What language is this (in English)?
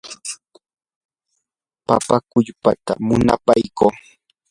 Yanahuanca Pasco Quechua